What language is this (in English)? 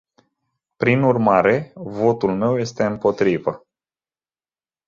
Romanian